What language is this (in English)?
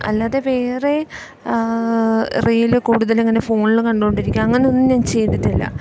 Malayalam